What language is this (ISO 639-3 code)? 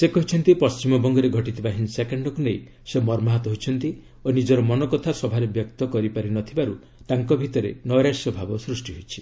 ori